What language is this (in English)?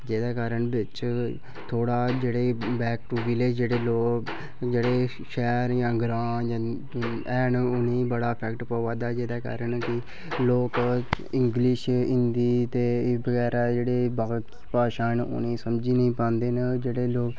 Dogri